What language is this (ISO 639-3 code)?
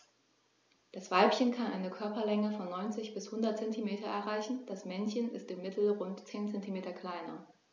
deu